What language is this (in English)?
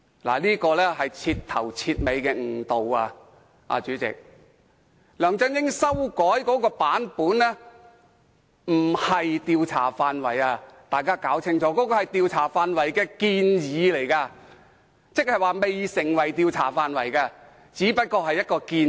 Cantonese